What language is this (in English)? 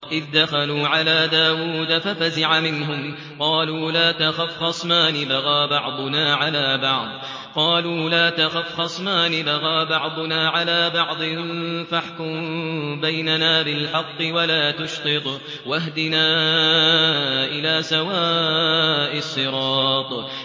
Arabic